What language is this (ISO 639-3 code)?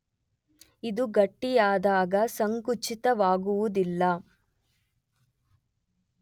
kan